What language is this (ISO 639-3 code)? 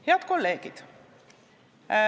est